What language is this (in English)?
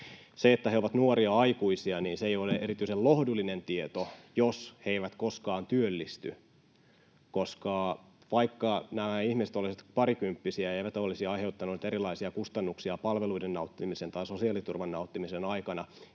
Finnish